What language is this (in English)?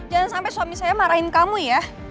Indonesian